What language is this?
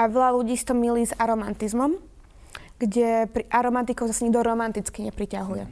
Slovak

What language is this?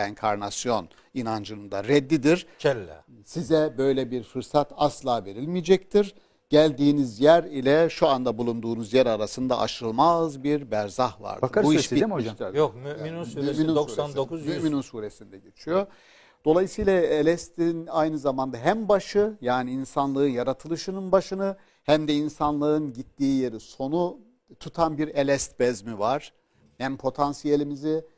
Turkish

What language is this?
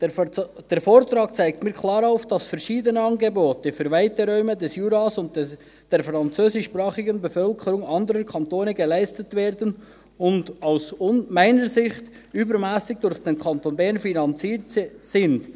Swiss German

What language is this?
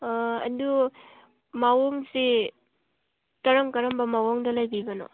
Manipuri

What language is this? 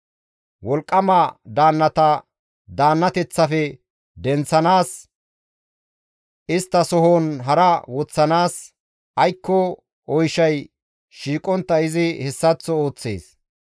Gamo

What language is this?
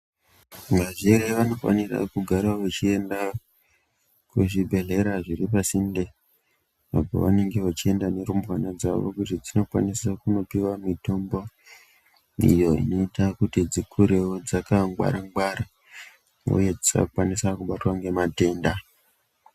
Ndau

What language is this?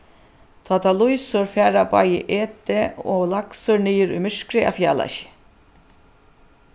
Faroese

